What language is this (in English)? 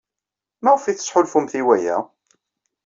Kabyle